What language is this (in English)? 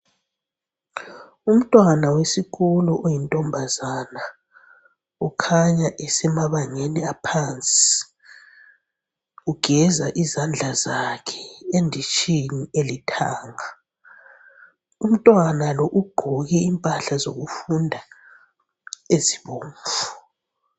North Ndebele